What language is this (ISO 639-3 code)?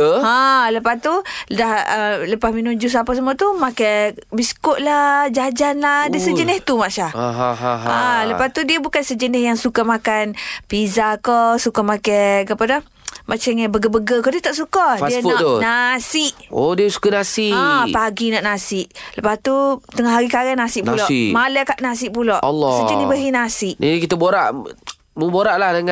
msa